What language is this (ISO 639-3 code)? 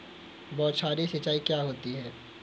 hin